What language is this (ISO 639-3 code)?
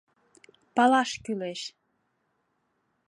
chm